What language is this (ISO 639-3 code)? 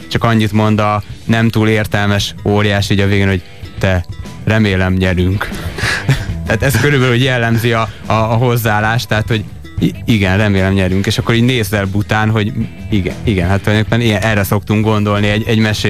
hun